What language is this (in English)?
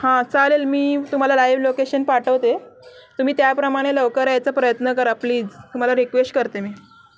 Marathi